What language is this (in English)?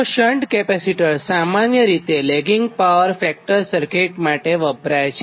Gujarati